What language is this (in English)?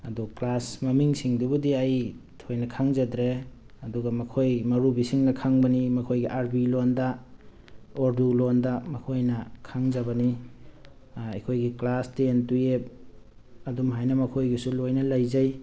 Manipuri